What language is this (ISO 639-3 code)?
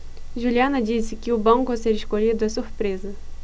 por